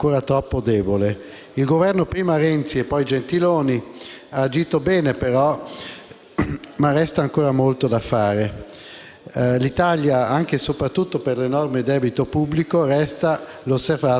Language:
Italian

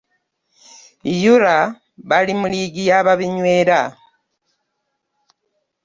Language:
Ganda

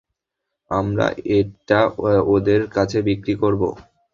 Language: Bangla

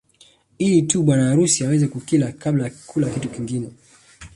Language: Swahili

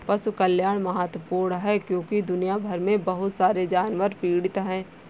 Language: Hindi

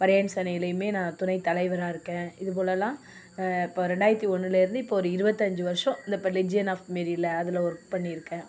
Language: Tamil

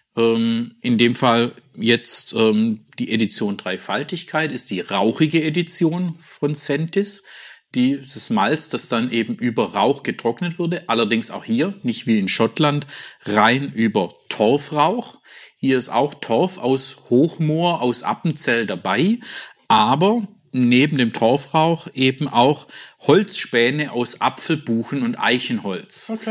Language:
German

